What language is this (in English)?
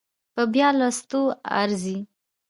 Pashto